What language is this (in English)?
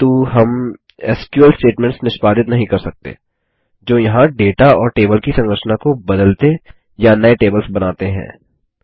Hindi